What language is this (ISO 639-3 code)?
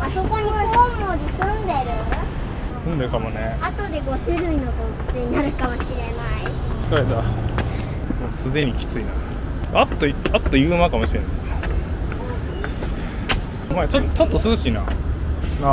jpn